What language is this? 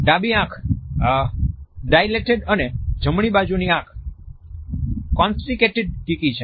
Gujarati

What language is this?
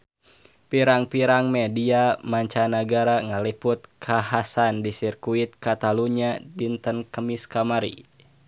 Sundanese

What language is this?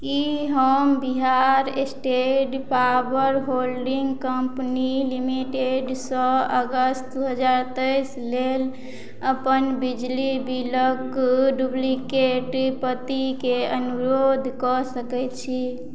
Maithili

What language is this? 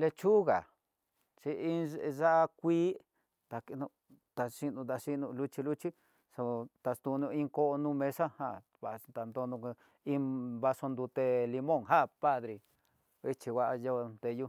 Tidaá Mixtec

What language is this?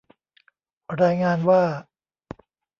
Thai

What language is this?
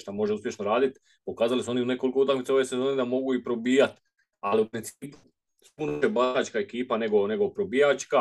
Croatian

